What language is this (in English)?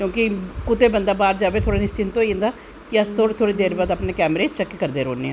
Dogri